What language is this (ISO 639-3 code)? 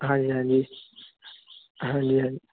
pan